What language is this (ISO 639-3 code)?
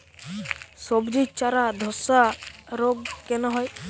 ben